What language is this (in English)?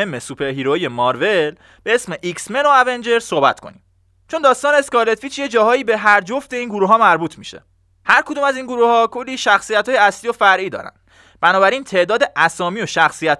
Persian